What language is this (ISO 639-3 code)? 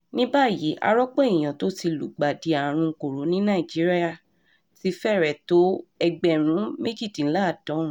yor